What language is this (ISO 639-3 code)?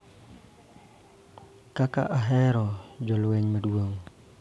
luo